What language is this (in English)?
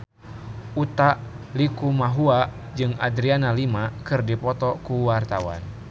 Sundanese